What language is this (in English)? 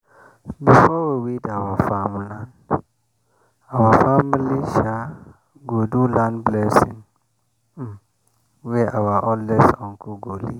Nigerian Pidgin